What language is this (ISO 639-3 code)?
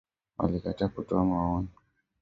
swa